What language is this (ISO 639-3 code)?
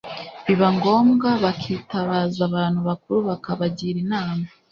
kin